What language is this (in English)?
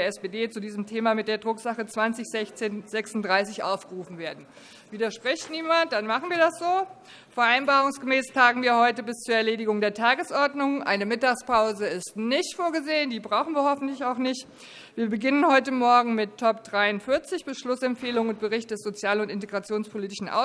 German